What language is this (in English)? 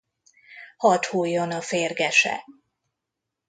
Hungarian